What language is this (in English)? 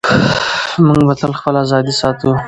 Pashto